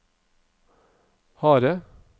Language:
Norwegian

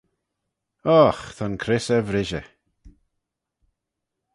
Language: Manx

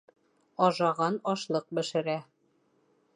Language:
Bashkir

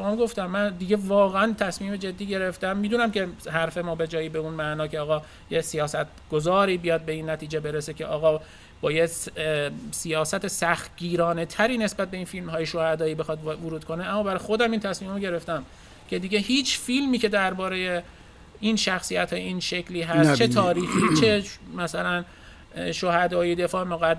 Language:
Persian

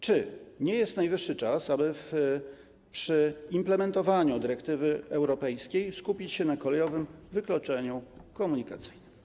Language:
Polish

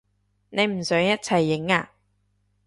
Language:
Cantonese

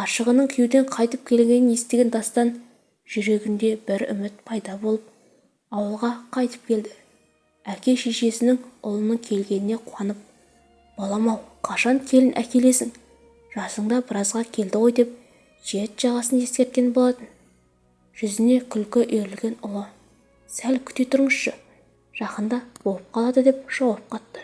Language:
Turkish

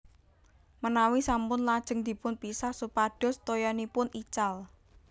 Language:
Javanese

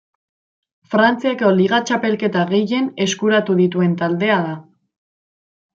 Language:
Basque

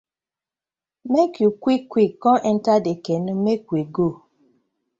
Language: Nigerian Pidgin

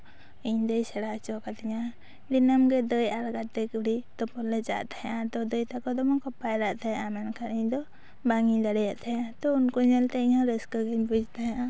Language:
Santali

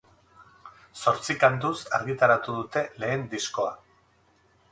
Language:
Basque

